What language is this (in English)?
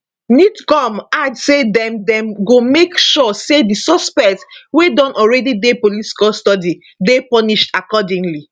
Nigerian Pidgin